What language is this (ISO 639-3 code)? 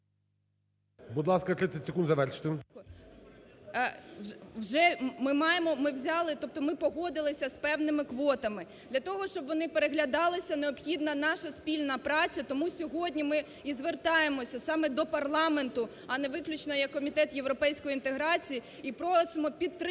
ukr